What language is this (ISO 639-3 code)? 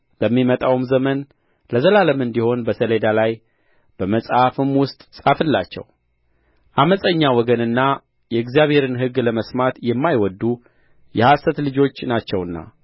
amh